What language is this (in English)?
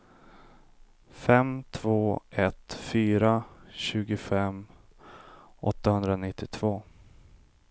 Swedish